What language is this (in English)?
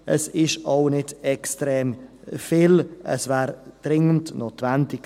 Swiss German